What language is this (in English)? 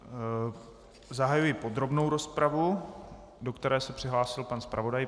Czech